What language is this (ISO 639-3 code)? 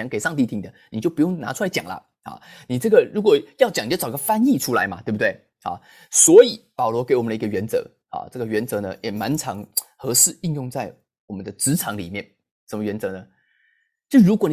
zho